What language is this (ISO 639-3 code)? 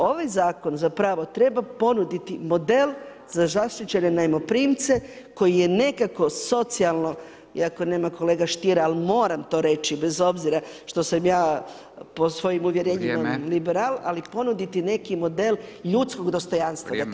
hrv